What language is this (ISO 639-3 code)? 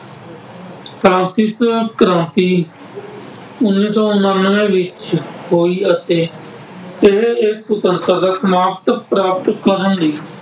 pan